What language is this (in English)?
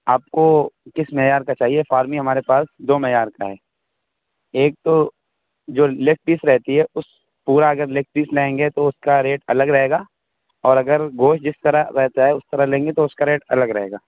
Urdu